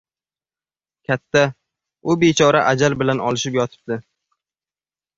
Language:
Uzbek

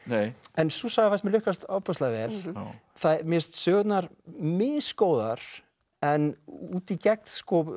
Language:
Icelandic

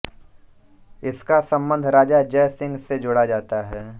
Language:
Hindi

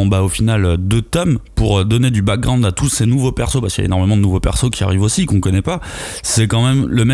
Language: French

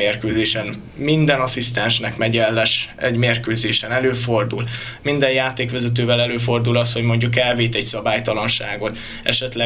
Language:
Hungarian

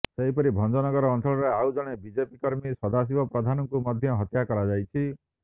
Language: Odia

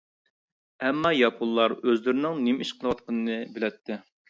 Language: Uyghur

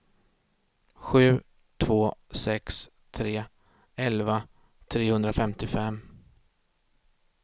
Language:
Swedish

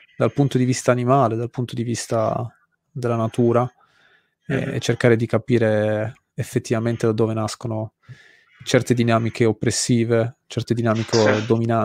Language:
Italian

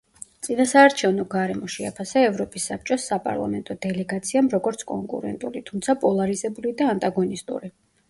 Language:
Georgian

